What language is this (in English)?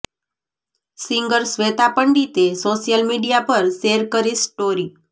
Gujarati